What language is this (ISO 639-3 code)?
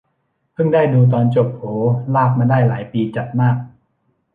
tha